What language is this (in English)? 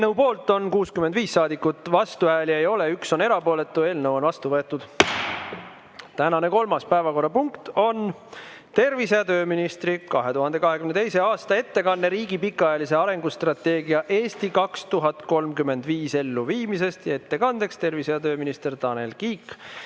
Estonian